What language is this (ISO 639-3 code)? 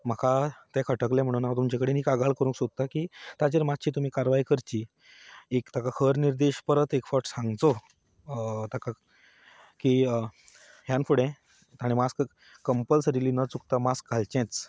kok